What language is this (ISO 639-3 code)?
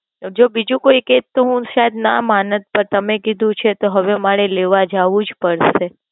guj